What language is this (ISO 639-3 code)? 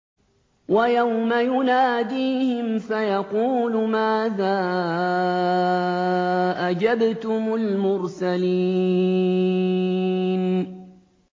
ara